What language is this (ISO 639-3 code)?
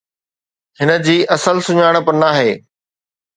snd